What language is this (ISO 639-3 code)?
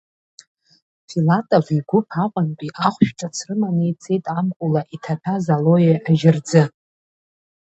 abk